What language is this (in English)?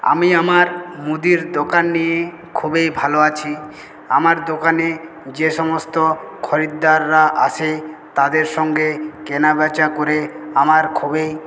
Bangla